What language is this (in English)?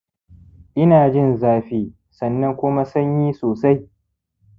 Hausa